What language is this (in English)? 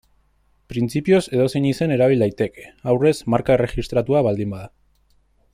Basque